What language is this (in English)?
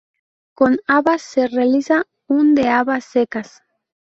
Spanish